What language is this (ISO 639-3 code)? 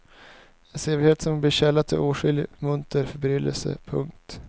swe